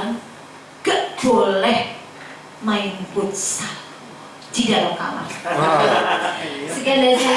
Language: Indonesian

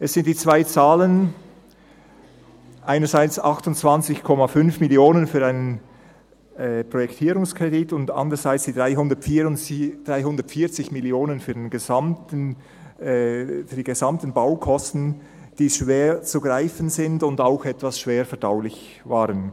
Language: Swiss German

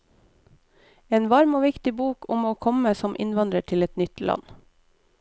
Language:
Norwegian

